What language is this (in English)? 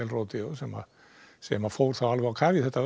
Icelandic